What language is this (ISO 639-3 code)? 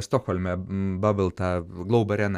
lit